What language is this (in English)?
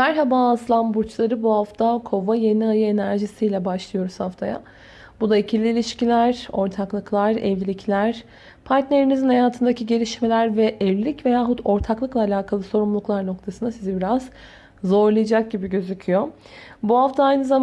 Turkish